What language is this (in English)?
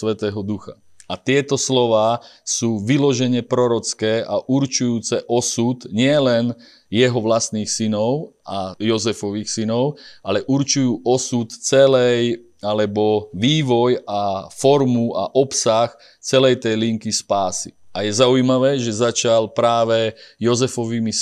Slovak